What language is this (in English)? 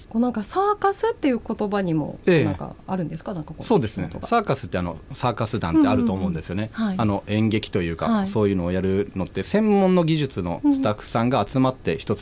Japanese